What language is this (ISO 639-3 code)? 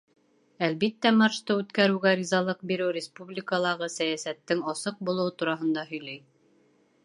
bak